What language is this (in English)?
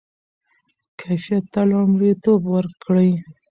Pashto